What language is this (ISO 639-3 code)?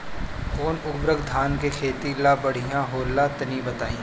bho